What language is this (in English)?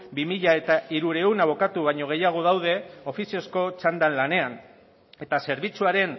Basque